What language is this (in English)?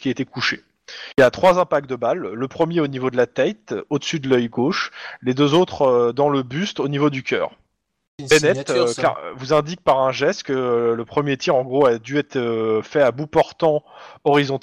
French